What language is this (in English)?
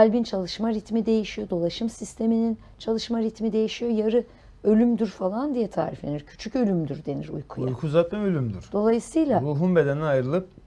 Turkish